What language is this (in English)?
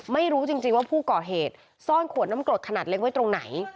Thai